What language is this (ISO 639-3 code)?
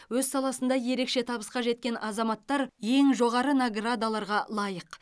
kaz